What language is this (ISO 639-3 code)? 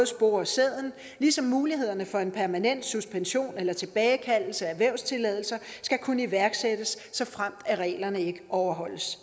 dan